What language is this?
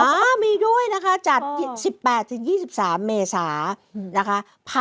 Thai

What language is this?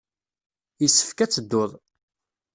Kabyle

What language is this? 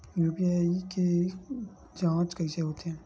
Chhattisgarhi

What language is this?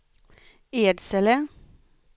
Swedish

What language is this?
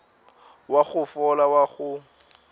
Northern Sotho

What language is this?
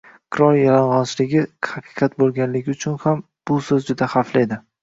Uzbek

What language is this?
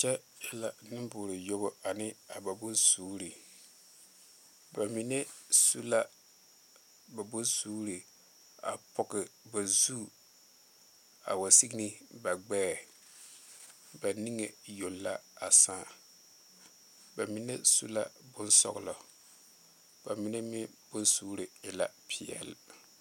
Southern Dagaare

